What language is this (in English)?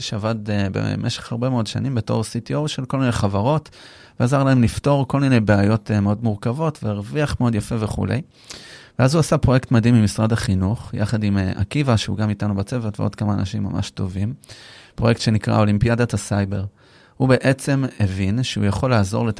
Hebrew